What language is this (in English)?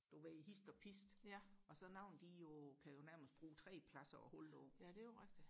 Danish